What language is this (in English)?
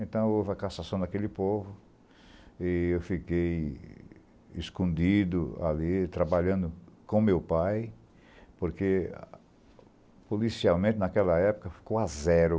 Portuguese